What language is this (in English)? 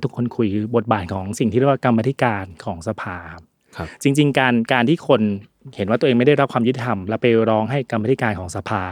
Thai